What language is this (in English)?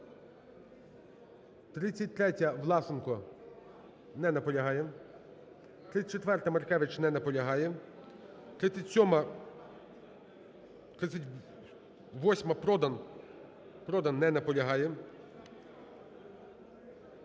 Ukrainian